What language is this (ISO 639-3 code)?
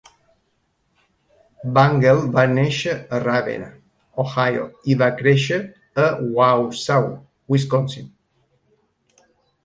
cat